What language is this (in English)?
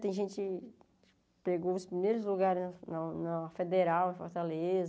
Portuguese